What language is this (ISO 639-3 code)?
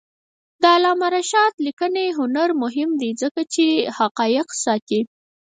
pus